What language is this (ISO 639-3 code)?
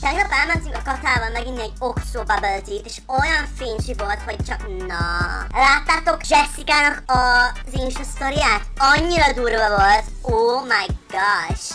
hun